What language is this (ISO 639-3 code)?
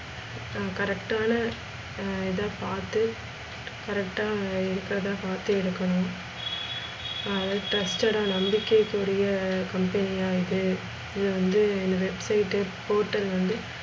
tam